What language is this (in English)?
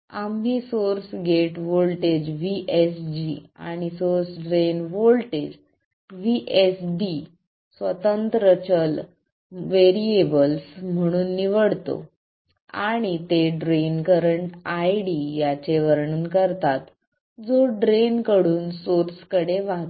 Marathi